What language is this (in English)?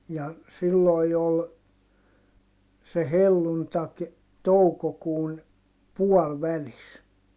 Finnish